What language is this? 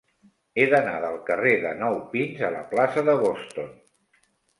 Catalan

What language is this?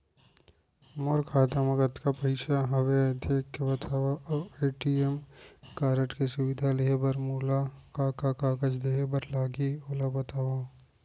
Chhattisgarhi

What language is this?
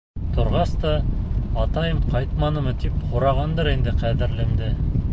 Bashkir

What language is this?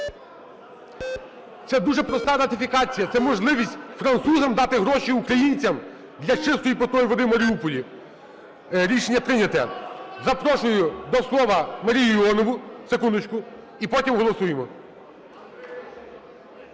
Ukrainian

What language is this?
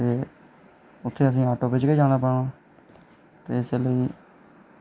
Dogri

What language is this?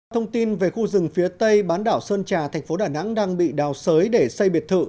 Vietnamese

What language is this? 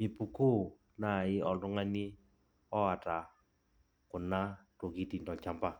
Masai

